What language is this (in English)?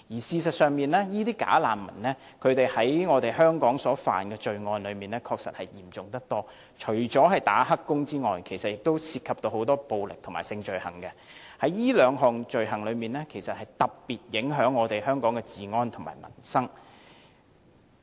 Cantonese